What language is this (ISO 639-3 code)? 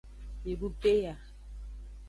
ajg